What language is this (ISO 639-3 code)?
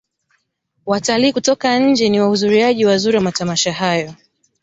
swa